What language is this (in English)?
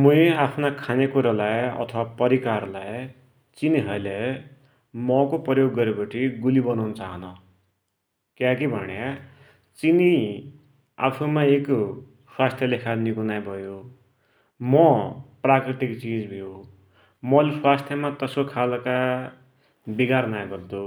Dotyali